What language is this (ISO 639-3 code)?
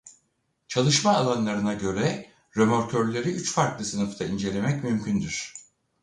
tur